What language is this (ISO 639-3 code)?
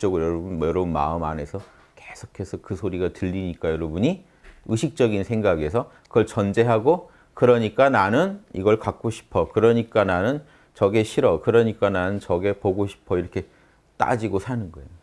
kor